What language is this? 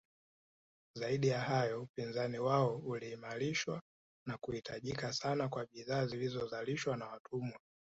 Swahili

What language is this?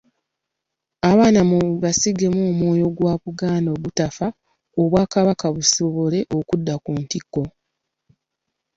Ganda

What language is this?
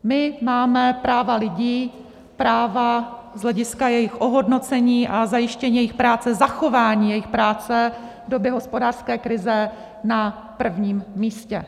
Czech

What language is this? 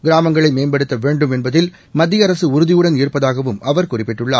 Tamil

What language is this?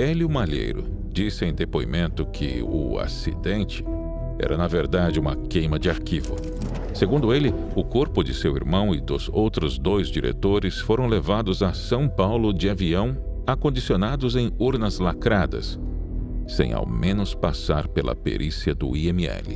Portuguese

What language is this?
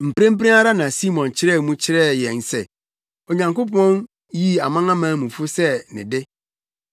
Akan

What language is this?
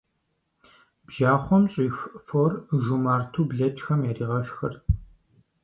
Kabardian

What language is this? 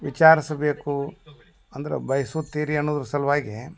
Kannada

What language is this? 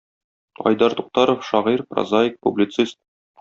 Tatar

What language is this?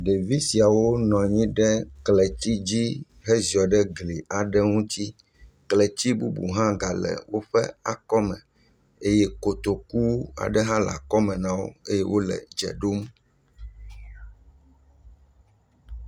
Ewe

